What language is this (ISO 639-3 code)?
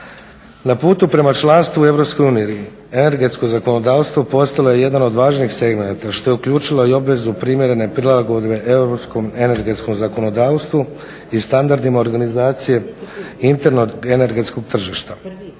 hrv